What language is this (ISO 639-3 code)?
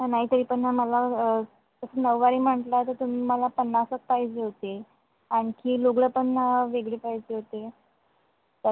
mar